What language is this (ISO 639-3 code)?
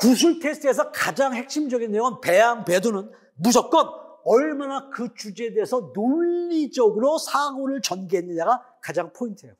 kor